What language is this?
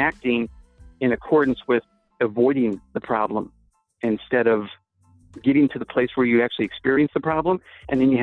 English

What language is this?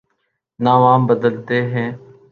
Urdu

